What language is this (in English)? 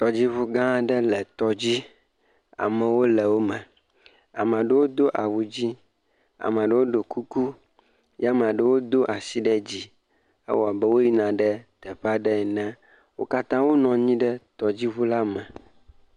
Ewe